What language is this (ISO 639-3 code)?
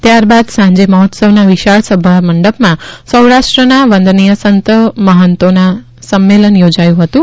guj